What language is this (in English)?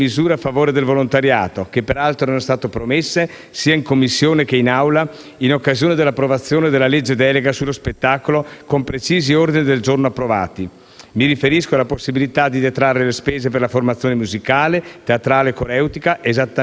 Italian